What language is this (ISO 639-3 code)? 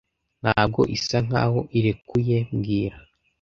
kin